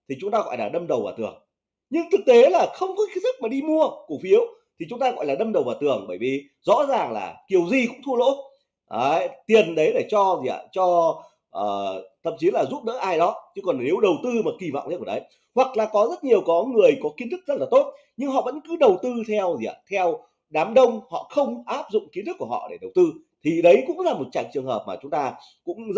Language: Vietnamese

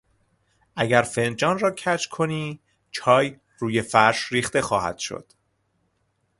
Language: Persian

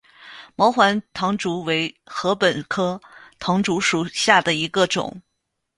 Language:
Chinese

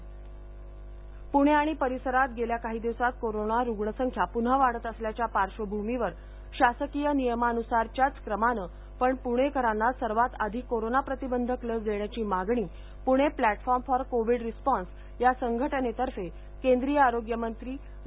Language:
Marathi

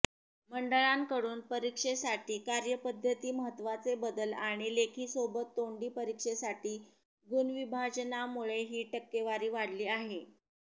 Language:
Marathi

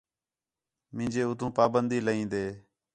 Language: Khetrani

